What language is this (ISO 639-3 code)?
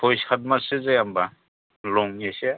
brx